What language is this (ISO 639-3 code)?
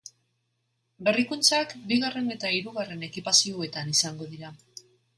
eus